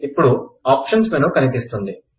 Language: Telugu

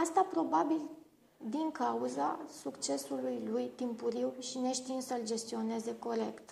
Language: Romanian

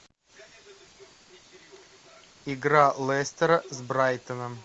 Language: Russian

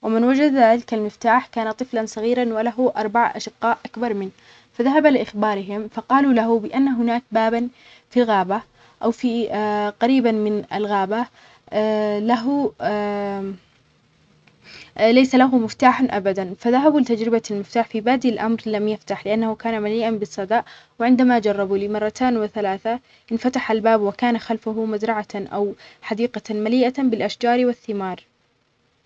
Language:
Omani Arabic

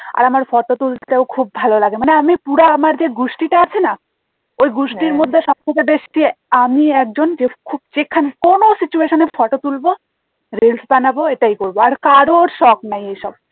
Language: Bangla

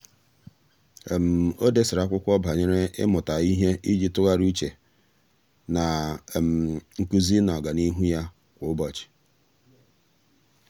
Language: Igbo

